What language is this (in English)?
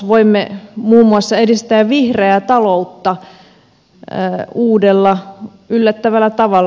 Finnish